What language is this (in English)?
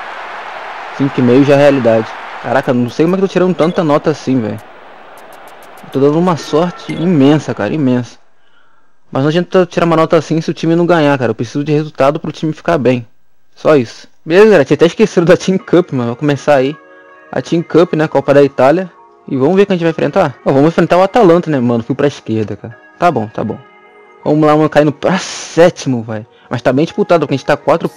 Portuguese